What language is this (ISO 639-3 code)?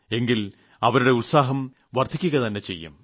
mal